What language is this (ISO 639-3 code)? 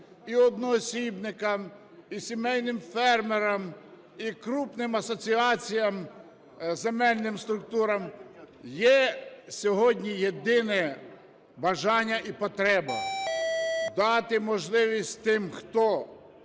ukr